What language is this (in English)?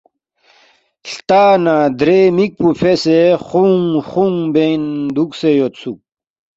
Balti